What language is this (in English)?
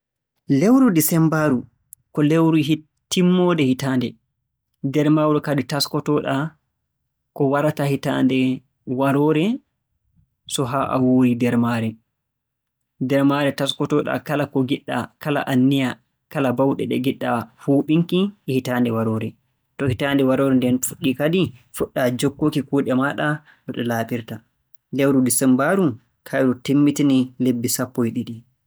Borgu Fulfulde